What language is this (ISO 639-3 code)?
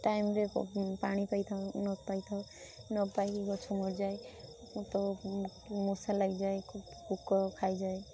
ori